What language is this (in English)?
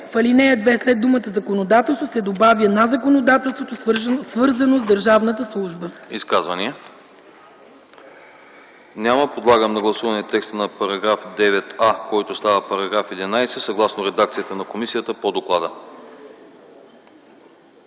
Bulgarian